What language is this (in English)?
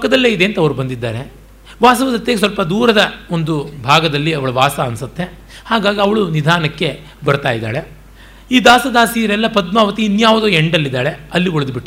Kannada